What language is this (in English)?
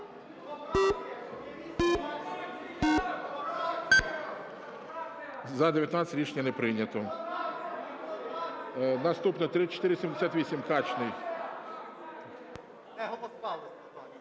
Ukrainian